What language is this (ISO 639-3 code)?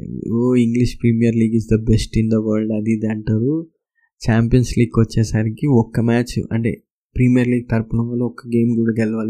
tel